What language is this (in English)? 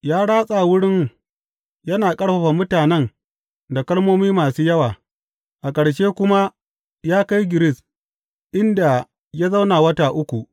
Hausa